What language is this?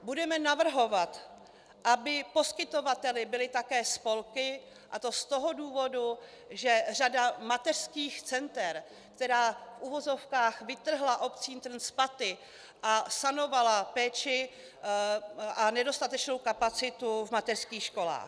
Czech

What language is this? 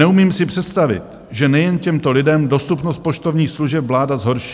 Czech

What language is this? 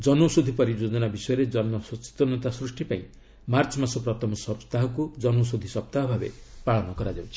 Odia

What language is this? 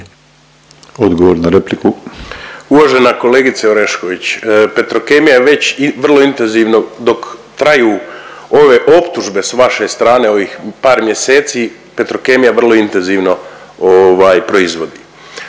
Croatian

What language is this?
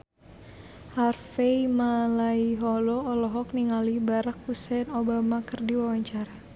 Sundanese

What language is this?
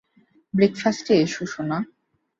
Bangla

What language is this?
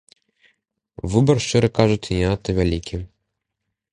Belarusian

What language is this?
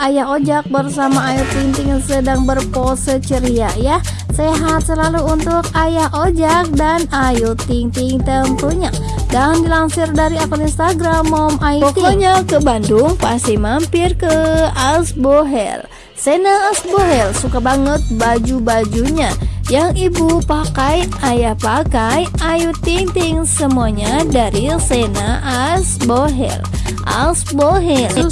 Indonesian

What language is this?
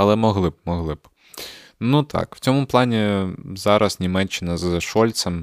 Ukrainian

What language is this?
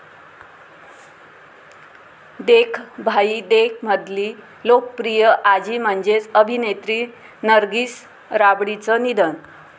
Marathi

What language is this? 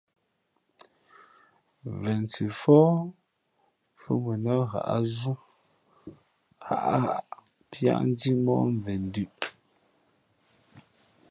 Fe'fe'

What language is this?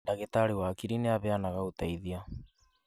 Kikuyu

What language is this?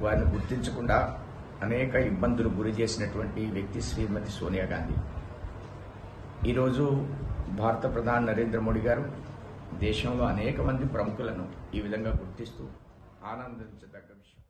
Telugu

